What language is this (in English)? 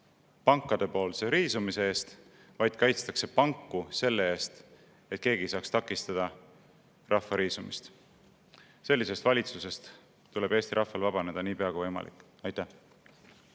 Estonian